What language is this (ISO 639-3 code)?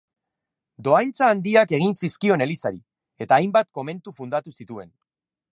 eus